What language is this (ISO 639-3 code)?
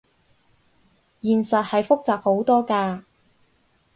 yue